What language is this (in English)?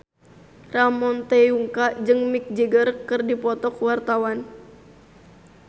Sundanese